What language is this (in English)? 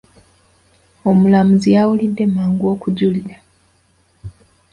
Ganda